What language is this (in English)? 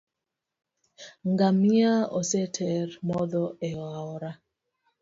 Luo (Kenya and Tanzania)